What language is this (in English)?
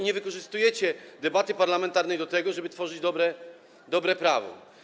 Polish